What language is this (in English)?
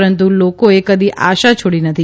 Gujarati